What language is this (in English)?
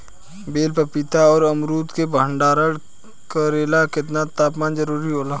Bhojpuri